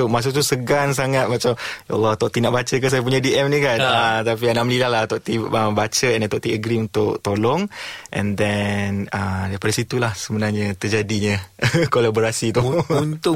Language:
Malay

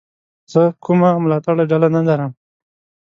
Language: Pashto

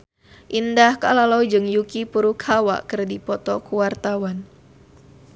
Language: Sundanese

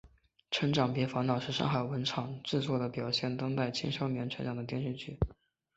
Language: Chinese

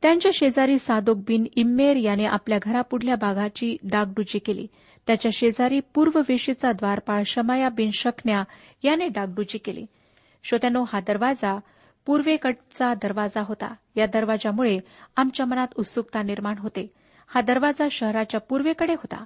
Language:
Marathi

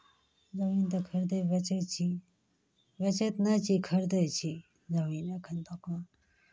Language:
Maithili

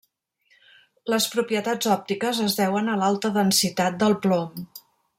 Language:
Catalan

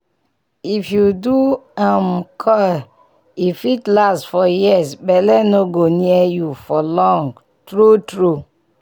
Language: Nigerian Pidgin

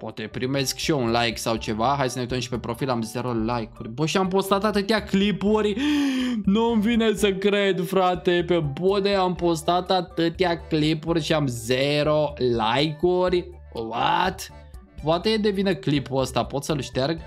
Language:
Romanian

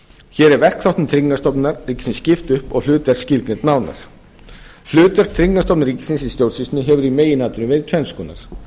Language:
Icelandic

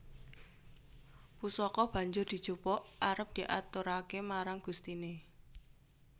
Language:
Javanese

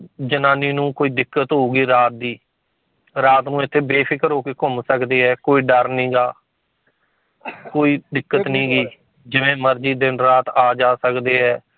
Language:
Punjabi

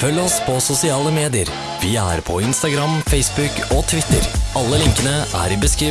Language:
Norwegian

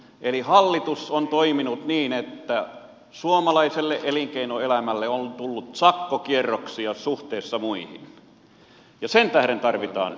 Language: Finnish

